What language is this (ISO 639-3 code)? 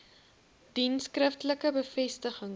afr